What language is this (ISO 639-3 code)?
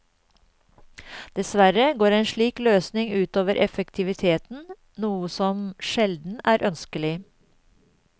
nor